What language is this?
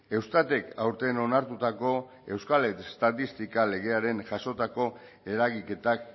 Basque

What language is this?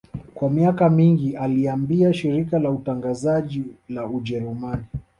Swahili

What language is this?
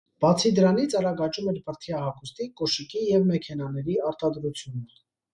Armenian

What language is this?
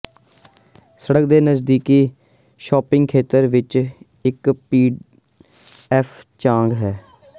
Punjabi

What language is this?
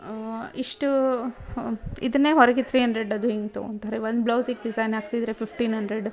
Kannada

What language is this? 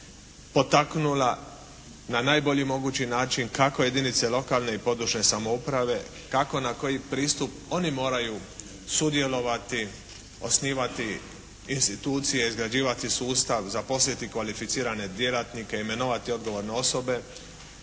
Croatian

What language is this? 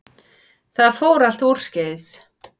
Icelandic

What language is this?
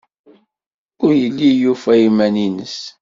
Kabyle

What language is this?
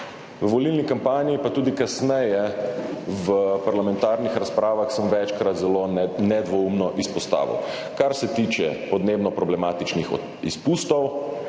Slovenian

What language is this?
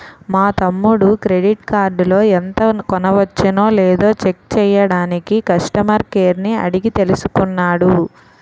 Telugu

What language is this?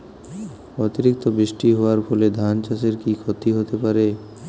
Bangla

